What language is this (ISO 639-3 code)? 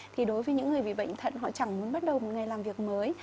vie